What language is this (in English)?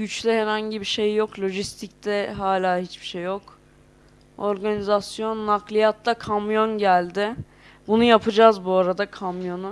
Turkish